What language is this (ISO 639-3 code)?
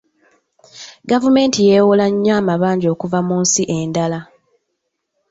lug